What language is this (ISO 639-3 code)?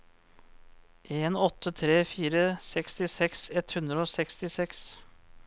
nor